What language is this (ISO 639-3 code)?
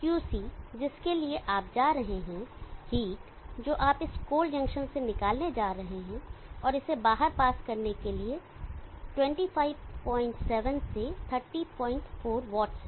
hin